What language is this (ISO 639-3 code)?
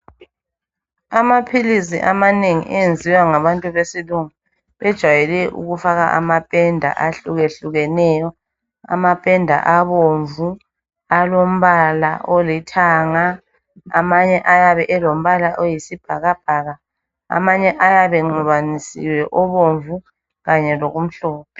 nde